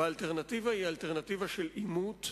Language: Hebrew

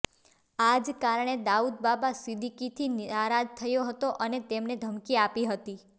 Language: Gujarati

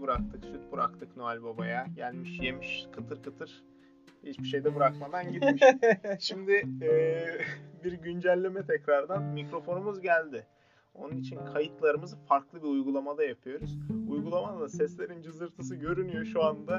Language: Turkish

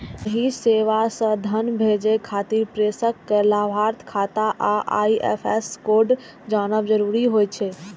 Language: Maithili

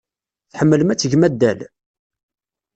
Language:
Kabyle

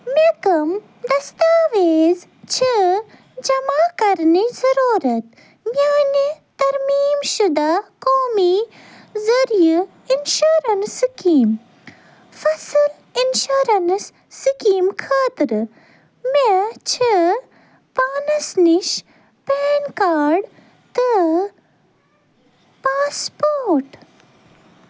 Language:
Kashmiri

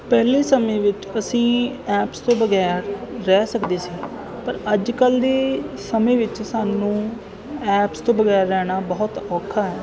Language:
Punjabi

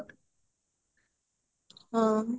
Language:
Odia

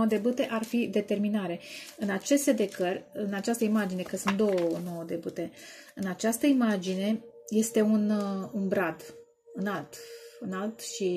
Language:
Romanian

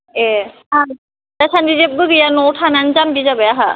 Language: Bodo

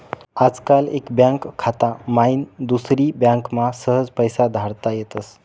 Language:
Marathi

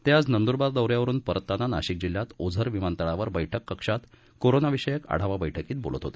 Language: Marathi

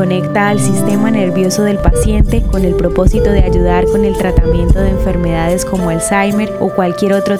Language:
Spanish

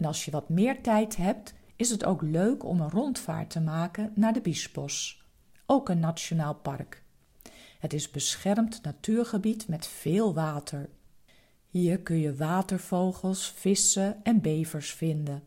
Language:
Dutch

